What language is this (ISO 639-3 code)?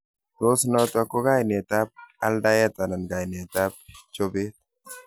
kln